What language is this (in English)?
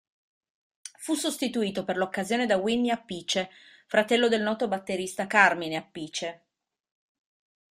Italian